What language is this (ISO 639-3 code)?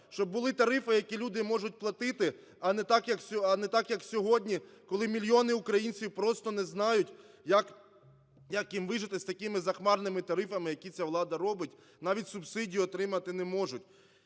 ukr